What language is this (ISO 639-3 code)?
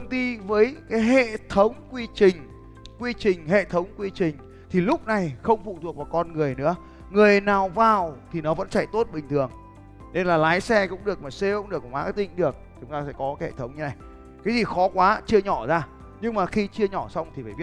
vie